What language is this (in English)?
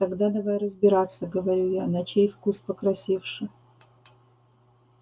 Russian